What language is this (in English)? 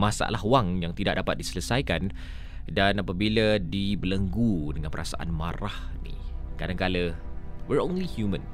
Malay